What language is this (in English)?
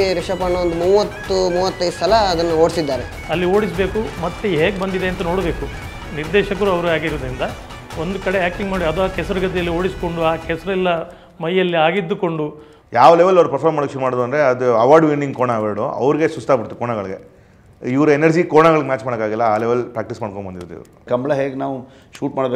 Kannada